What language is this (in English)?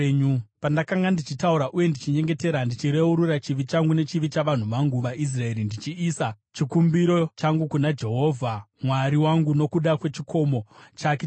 Shona